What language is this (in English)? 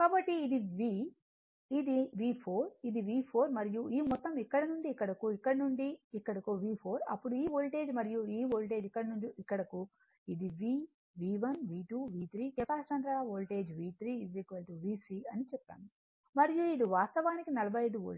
Telugu